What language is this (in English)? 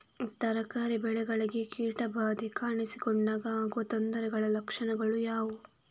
Kannada